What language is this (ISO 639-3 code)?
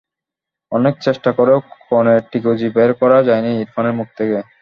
ben